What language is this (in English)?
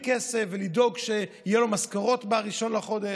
Hebrew